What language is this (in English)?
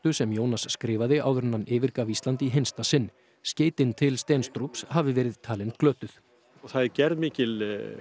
Icelandic